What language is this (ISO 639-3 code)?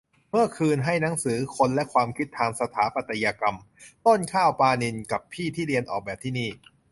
tha